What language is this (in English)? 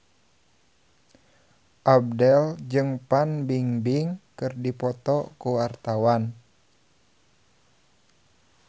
Sundanese